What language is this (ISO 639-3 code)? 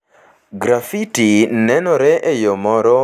luo